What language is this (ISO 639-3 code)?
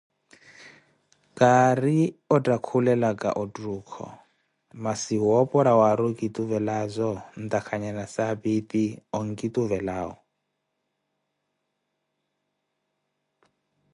eko